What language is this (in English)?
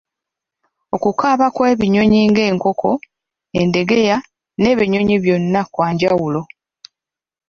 Ganda